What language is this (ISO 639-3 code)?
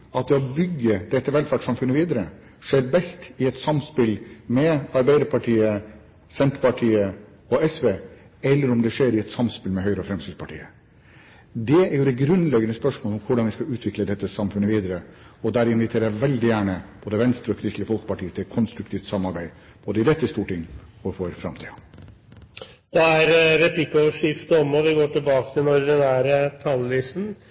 nor